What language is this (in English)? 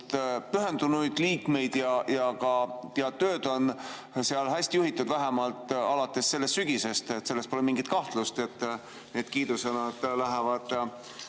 Estonian